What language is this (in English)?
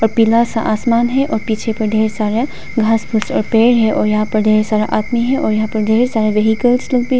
Hindi